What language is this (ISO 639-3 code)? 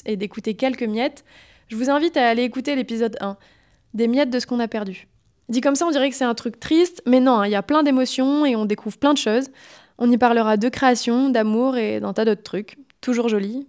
fra